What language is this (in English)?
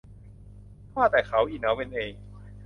Thai